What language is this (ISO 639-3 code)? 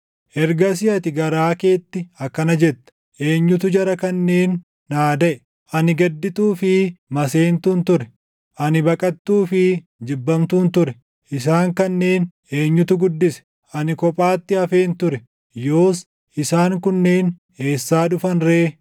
orm